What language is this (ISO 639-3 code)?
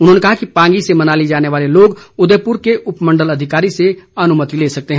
hin